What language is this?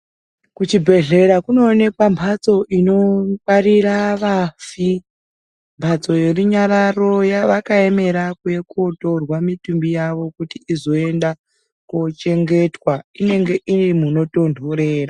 Ndau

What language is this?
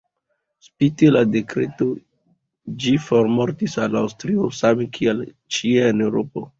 Esperanto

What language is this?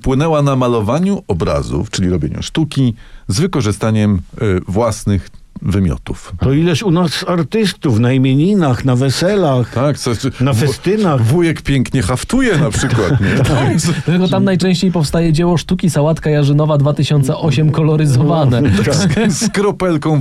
Polish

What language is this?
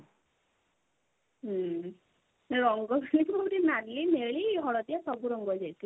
Odia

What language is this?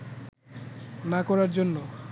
Bangla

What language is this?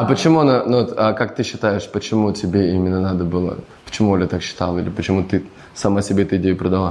Russian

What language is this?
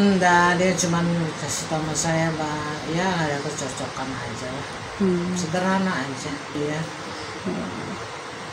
Indonesian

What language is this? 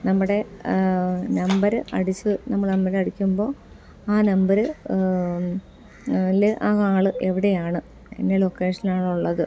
Malayalam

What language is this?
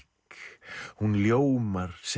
Icelandic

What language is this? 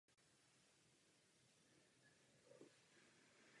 Czech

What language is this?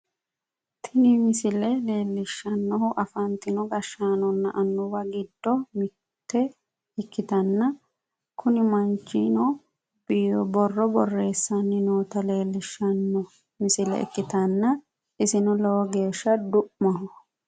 Sidamo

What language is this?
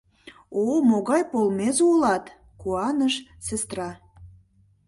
Mari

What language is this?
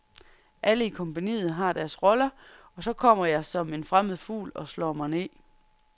Danish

